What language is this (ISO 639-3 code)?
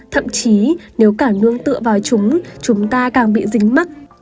vie